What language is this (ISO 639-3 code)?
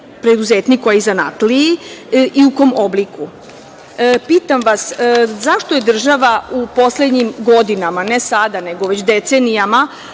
srp